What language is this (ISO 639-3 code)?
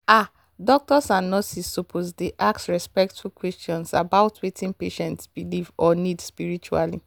pcm